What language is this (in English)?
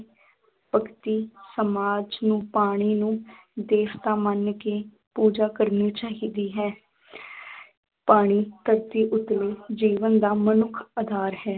Punjabi